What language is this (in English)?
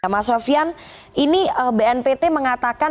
Indonesian